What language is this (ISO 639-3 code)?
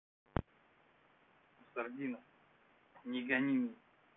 rus